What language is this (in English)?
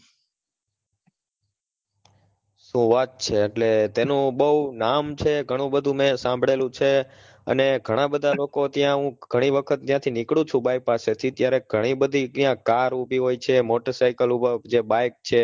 Gujarati